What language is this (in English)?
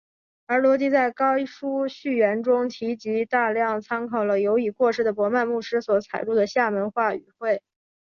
Chinese